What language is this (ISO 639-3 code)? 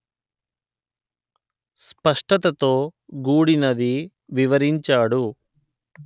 tel